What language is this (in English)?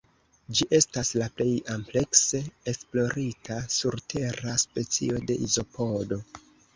Esperanto